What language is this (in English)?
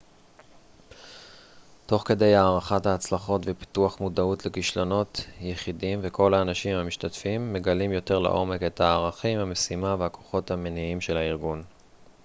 Hebrew